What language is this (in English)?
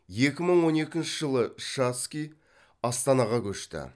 Kazakh